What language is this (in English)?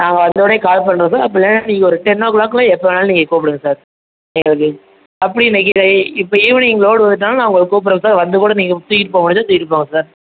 Tamil